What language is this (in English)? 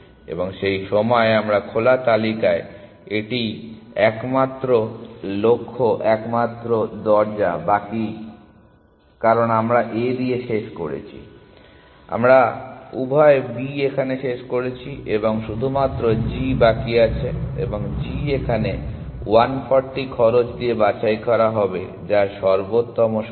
Bangla